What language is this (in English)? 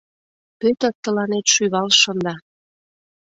Mari